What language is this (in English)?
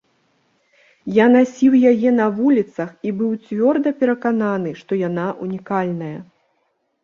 Belarusian